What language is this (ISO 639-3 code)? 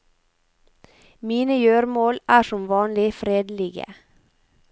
nor